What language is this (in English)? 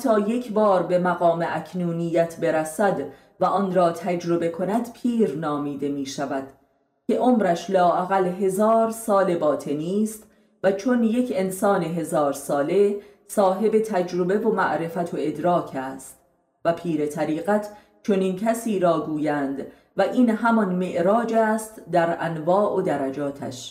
Persian